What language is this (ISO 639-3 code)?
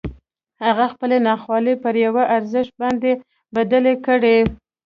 pus